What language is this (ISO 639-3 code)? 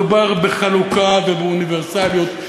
heb